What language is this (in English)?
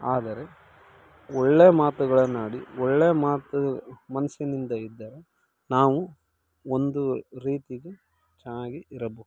Kannada